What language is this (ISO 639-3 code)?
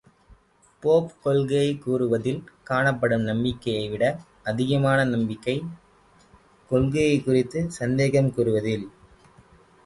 tam